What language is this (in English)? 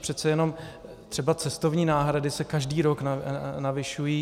Czech